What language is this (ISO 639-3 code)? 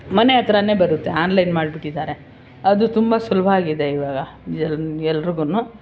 kan